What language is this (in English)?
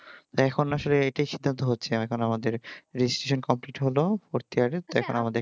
Bangla